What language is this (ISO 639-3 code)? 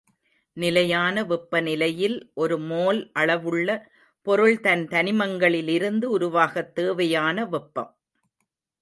tam